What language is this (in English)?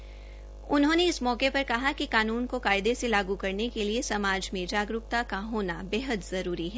Hindi